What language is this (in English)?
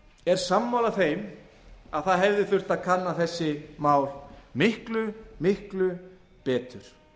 Icelandic